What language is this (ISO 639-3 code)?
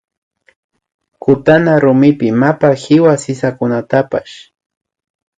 qvi